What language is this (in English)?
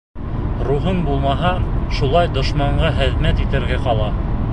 Bashkir